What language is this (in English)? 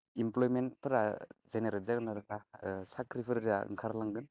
Bodo